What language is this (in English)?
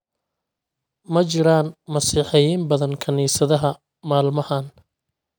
Somali